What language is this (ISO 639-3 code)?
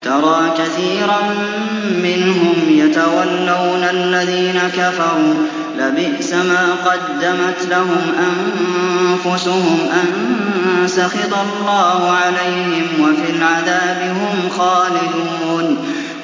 ara